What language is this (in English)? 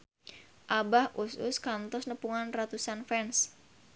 Sundanese